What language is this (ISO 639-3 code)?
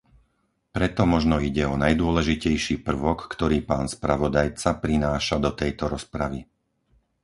slk